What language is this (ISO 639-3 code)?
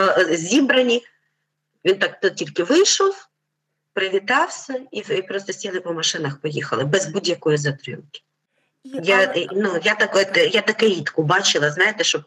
ukr